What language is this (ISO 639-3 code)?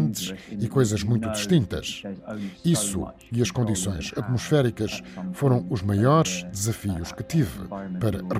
por